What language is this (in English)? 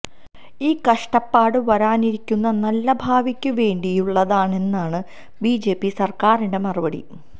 Malayalam